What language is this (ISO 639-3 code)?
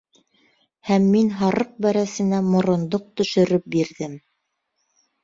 bak